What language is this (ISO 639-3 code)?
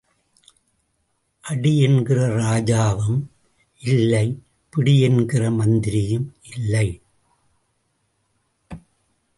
tam